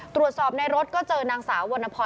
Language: Thai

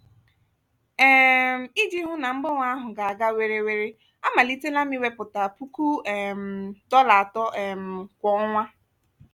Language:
Igbo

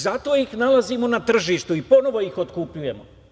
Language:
Serbian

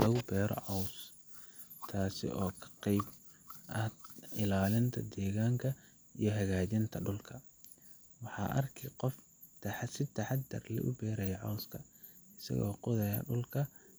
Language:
Somali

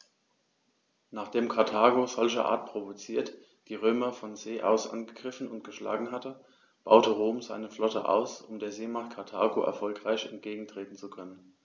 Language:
German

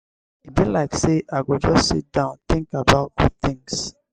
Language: Nigerian Pidgin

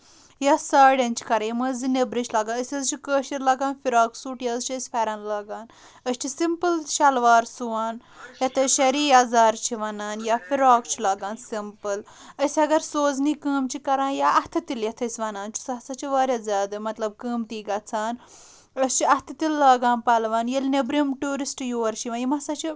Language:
Kashmiri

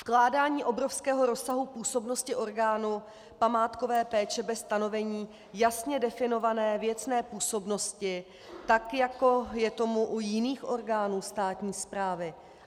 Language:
Czech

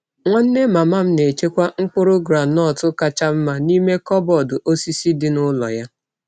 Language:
Igbo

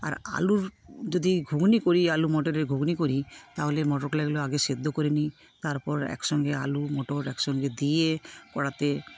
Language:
Bangla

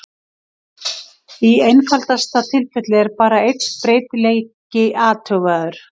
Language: Icelandic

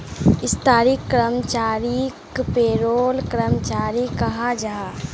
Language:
Magahi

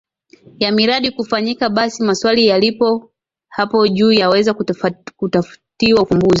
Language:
Swahili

